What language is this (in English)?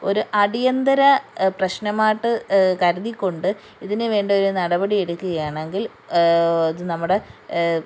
Malayalam